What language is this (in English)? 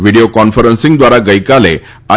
Gujarati